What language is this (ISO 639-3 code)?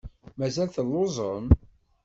kab